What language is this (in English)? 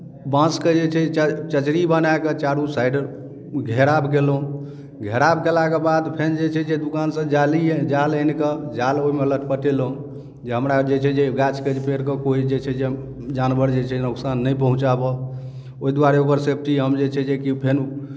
Maithili